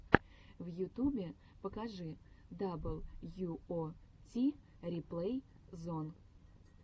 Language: Russian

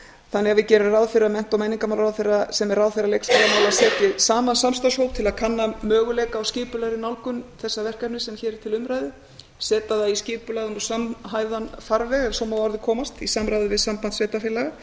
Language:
Icelandic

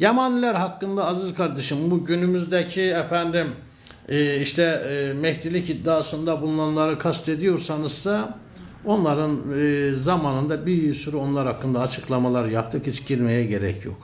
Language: Turkish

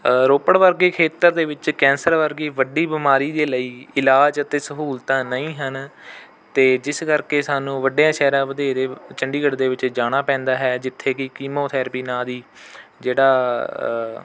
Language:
Punjabi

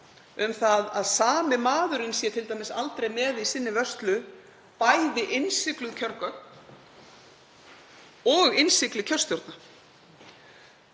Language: Icelandic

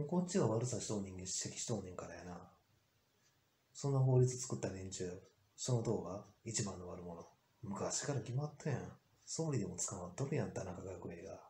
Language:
Japanese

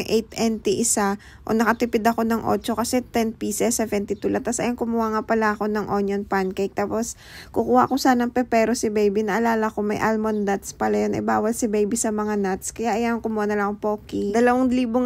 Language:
Filipino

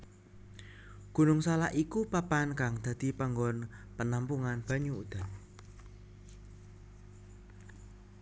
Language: Javanese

